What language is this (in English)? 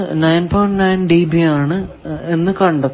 Malayalam